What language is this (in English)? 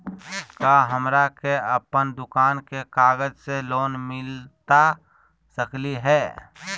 Magahi